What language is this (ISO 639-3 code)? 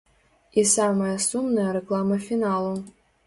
bel